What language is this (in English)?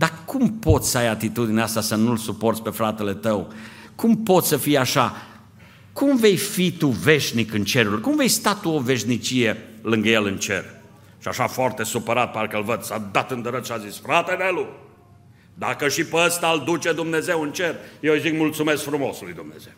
Romanian